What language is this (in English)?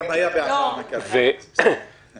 Hebrew